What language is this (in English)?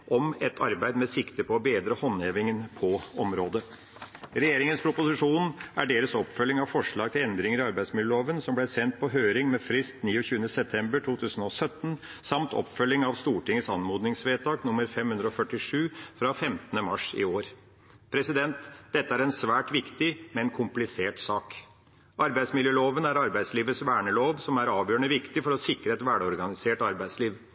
Norwegian Bokmål